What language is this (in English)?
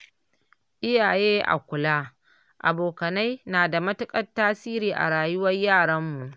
Hausa